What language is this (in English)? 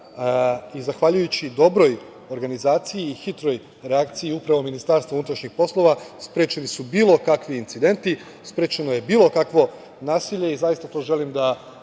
Serbian